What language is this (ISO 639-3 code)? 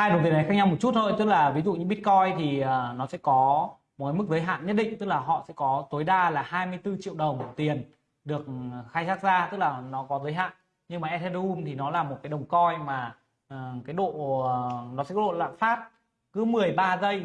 vie